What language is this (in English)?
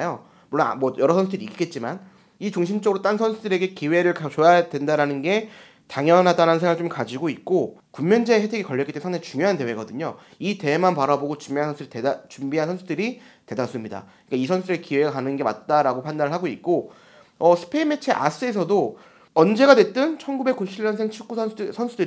Korean